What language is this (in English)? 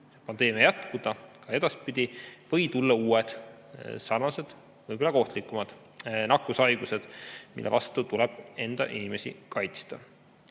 Estonian